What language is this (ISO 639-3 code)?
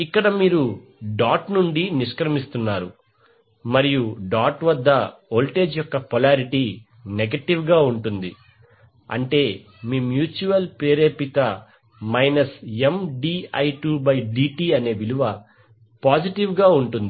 tel